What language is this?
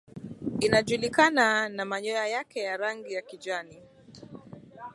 Swahili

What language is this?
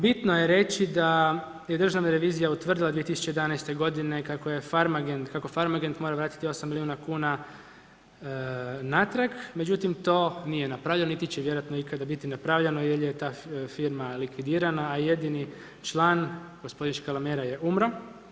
Croatian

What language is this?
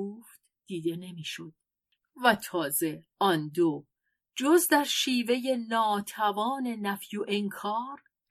Persian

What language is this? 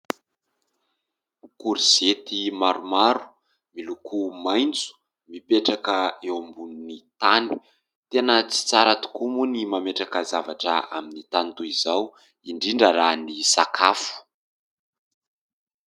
Malagasy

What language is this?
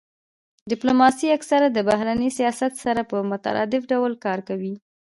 Pashto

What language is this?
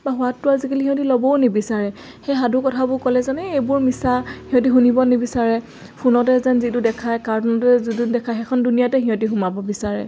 Assamese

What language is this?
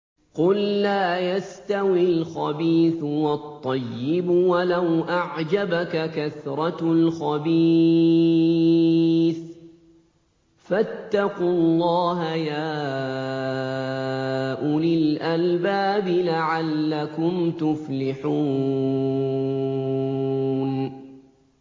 Arabic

